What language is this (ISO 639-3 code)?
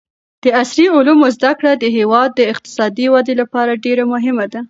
pus